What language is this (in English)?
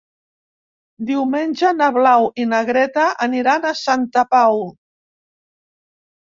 Catalan